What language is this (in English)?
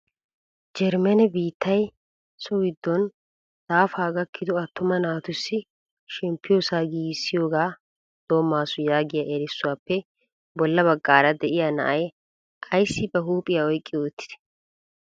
Wolaytta